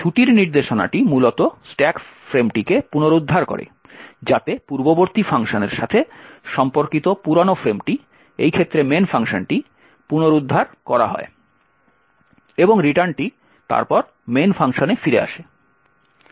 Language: Bangla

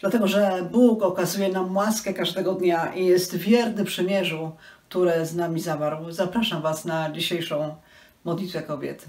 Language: Polish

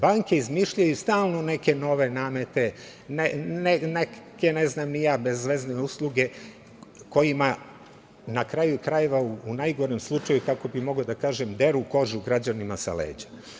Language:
Serbian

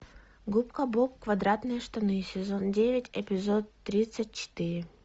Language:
Russian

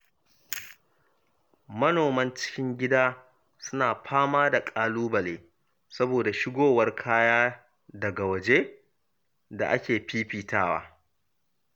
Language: Hausa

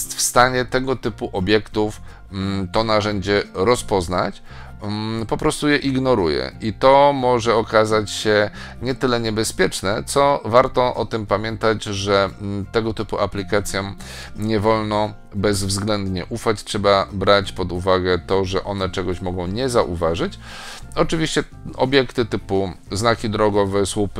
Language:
Polish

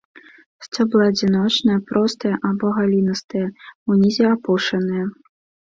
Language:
Belarusian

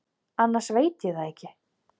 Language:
Icelandic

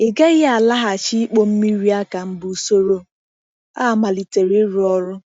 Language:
Igbo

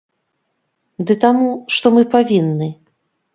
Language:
Belarusian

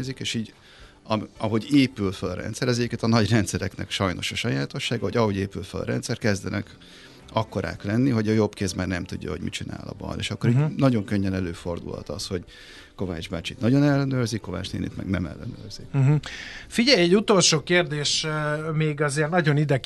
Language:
Hungarian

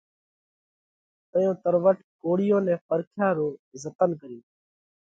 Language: Parkari Koli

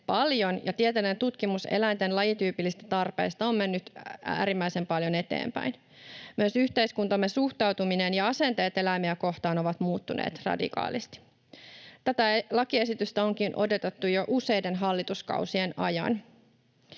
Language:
Finnish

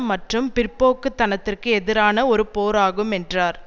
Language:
Tamil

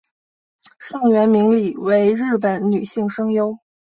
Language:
Chinese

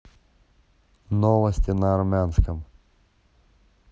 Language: Russian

